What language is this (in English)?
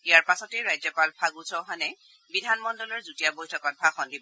Assamese